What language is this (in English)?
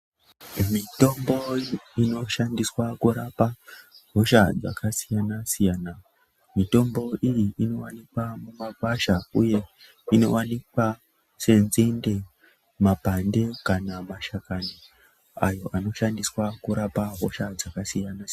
Ndau